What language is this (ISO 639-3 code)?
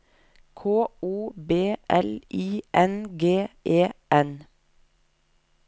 nor